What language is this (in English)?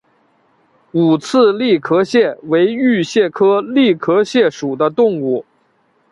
Chinese